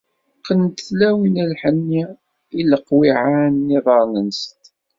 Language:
Kabyle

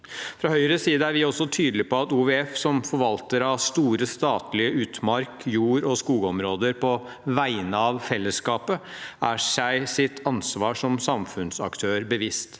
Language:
Norwegian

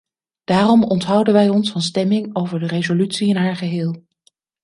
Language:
Dutch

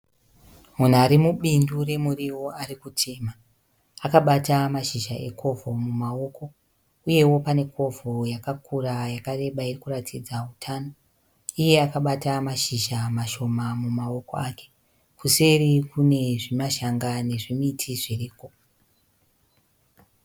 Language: Shona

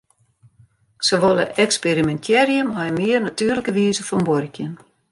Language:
Western Frisian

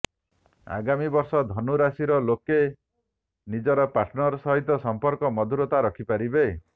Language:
Odia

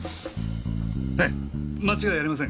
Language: Japanese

